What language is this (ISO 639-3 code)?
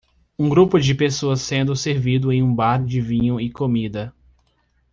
por